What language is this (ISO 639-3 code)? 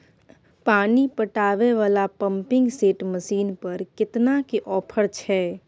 mai